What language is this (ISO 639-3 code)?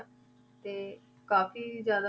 pan